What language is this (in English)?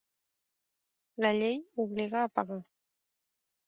Catalan